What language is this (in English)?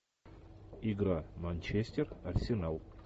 Russian